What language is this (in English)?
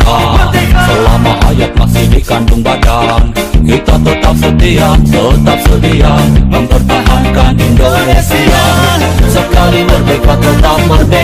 Indonesian